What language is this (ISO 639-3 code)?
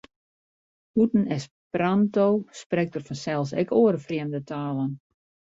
fry